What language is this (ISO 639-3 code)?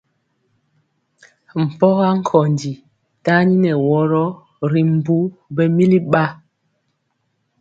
mcx